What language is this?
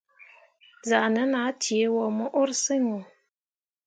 Mundang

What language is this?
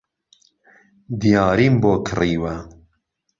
Central Kurdish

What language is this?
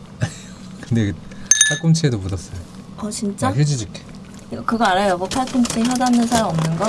Korean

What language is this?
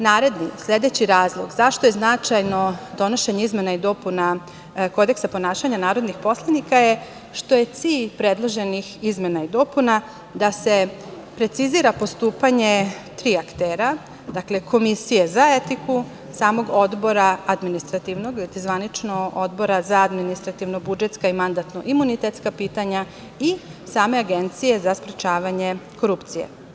Serbian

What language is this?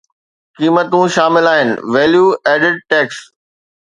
Sindhi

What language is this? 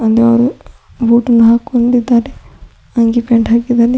Kannada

